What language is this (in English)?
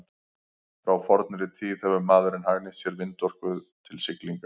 Icelandic